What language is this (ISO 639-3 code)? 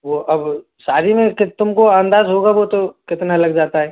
hin